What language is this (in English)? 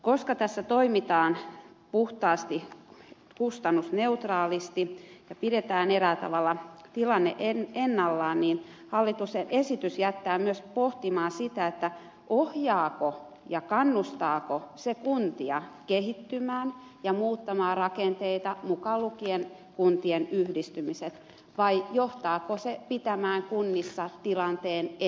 Finnish